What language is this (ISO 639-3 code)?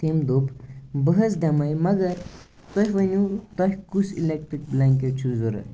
kas